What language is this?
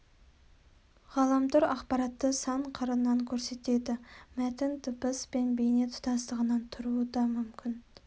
Kazakh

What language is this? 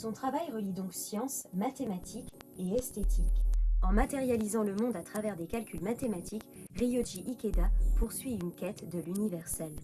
French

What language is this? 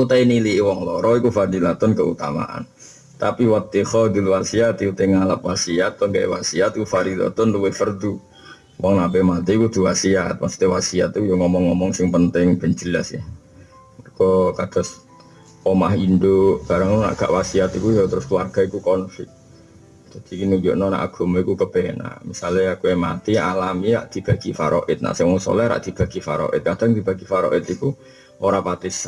Indonesian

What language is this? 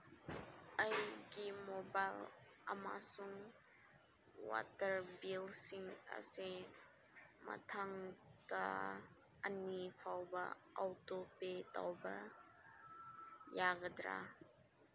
Manipuri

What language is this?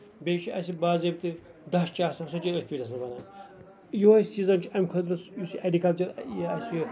Kashmiri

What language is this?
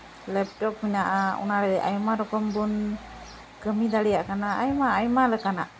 Santali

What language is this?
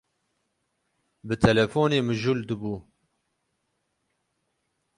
Kurdish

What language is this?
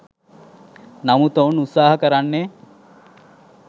Sinhala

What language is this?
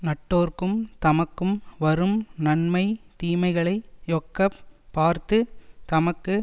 Tamil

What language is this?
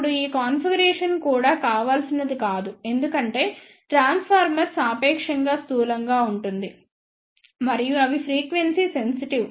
Telugu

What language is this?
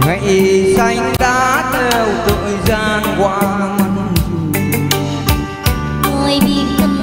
Vietnamese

